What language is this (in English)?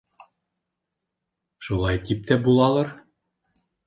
Bashkir